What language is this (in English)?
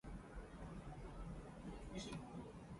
Japanese